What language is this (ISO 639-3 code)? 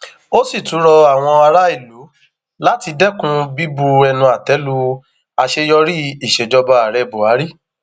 yor